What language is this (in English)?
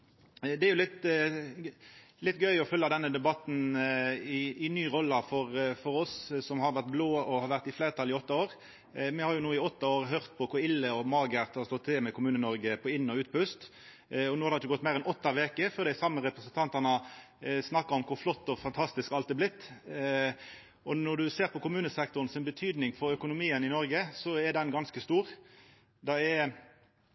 Norwegian Nynorsk